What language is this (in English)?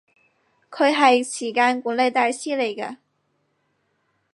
Cantonese